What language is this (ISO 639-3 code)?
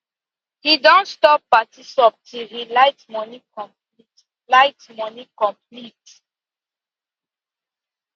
pcm